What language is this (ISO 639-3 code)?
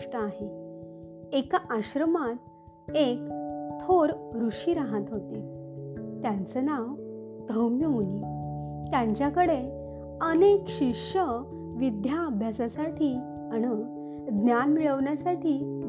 mar